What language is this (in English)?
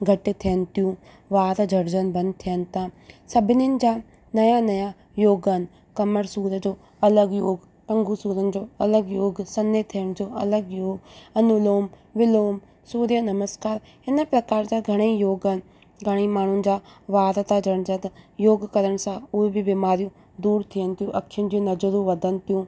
Sindhi